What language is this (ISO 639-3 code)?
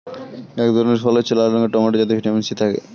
ben